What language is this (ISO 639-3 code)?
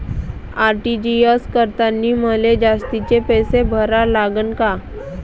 mar